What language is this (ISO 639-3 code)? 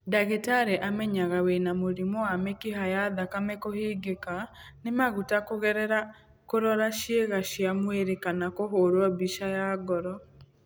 kik